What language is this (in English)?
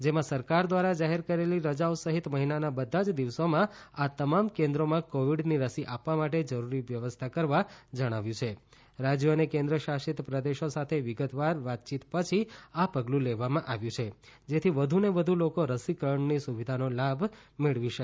Gujarati